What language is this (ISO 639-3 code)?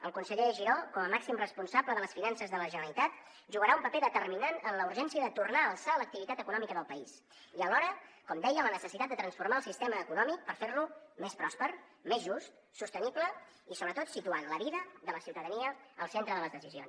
cat